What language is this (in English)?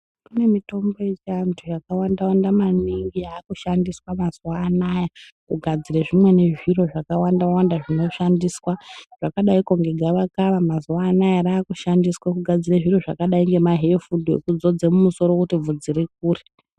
Ndau